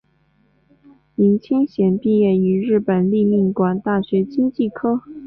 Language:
Chinese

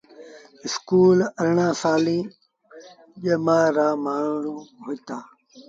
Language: Sindhi Bhil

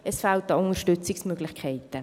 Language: Swiss German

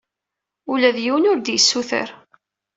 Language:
Kabyle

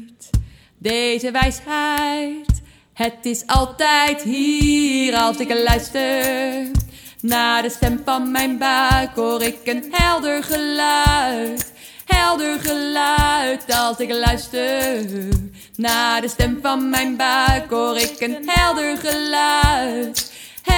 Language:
Dutch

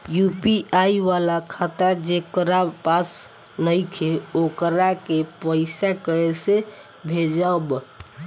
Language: Bhojpuri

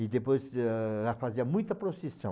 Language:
Portuguese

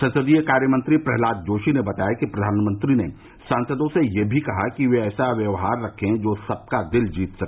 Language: Hindi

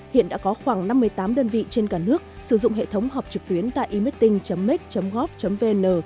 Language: Vietnamese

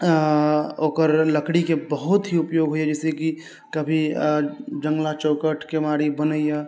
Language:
Maithili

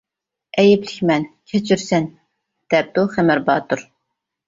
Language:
Uyghur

